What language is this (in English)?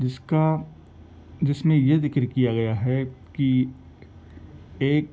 Urdu